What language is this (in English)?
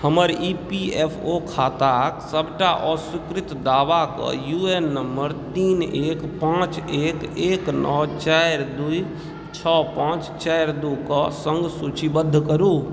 Maithili